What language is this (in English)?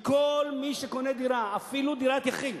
Hebrew